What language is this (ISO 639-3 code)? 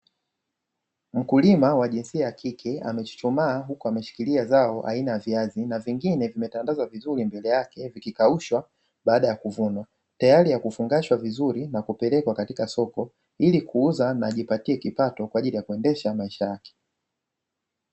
swa